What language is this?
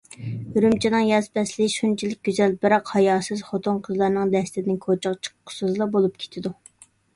Uyghur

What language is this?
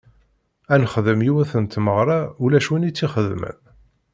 Kabyle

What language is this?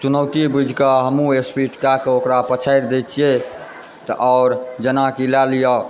Maithili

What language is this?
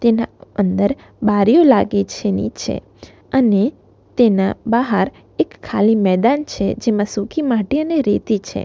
Gujarati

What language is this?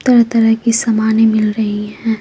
Hindi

